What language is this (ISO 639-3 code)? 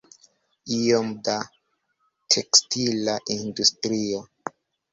epo